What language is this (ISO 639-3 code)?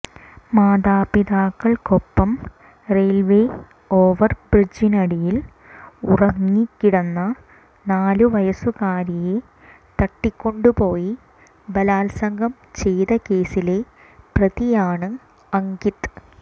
mal